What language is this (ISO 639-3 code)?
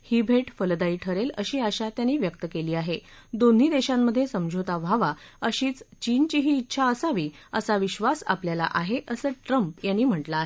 mar